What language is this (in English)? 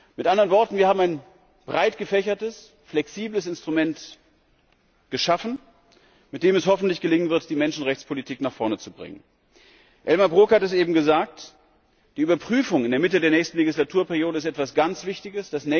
German